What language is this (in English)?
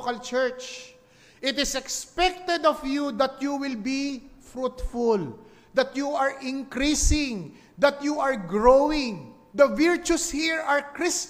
Filipino